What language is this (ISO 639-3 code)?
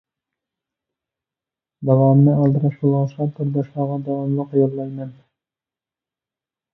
uig